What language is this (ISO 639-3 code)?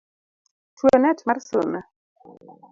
luo